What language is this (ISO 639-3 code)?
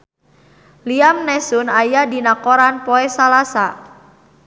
sun